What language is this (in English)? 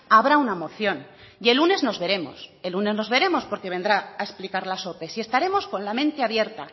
Spanish